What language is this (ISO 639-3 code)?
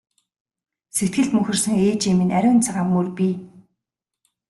mon